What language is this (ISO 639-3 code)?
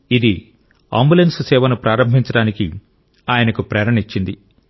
tel